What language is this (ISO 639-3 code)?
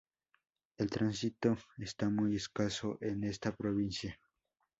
spa